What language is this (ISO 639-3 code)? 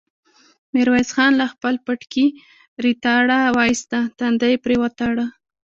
pus